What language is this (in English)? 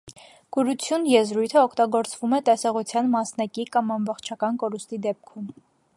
Armenian